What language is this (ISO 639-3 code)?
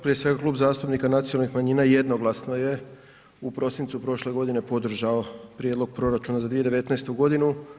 hrv